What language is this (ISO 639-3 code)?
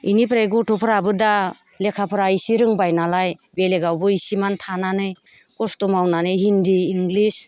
brx